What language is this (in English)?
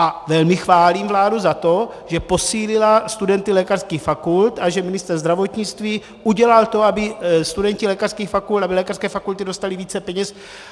Czech